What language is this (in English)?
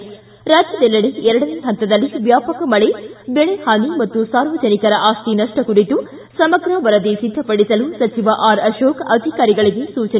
Kannada